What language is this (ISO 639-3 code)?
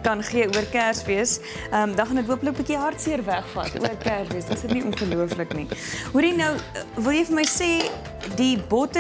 nld